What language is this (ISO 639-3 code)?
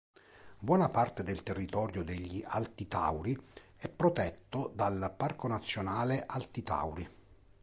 ita